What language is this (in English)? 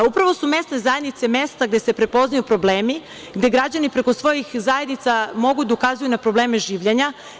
Serbian